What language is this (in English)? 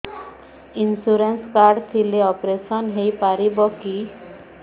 Odia